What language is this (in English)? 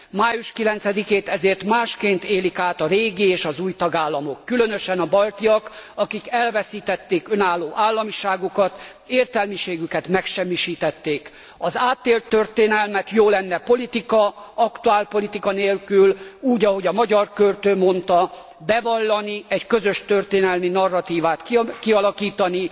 Hungarian